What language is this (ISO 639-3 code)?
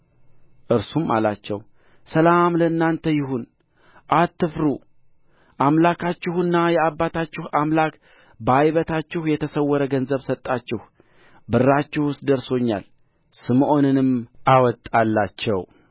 amh